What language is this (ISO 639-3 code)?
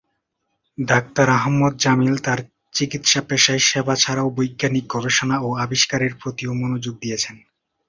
ben